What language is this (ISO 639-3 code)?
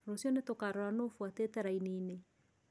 kik